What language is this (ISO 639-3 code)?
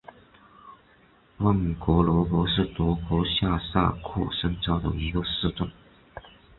zho